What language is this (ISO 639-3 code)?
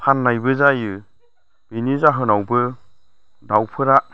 brx